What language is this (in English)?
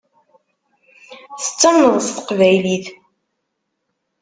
Kabyle